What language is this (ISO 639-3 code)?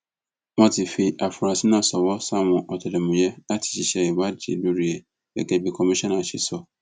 yor